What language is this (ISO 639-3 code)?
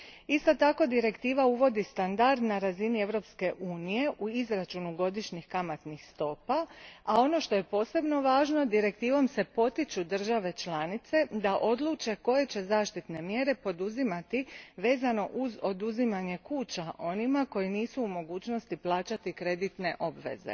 hrv